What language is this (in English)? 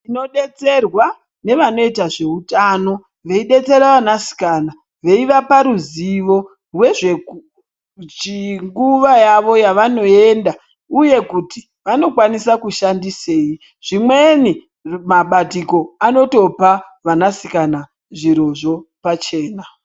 Ndau